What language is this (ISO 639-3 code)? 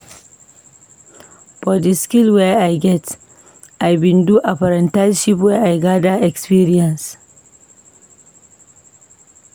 pcm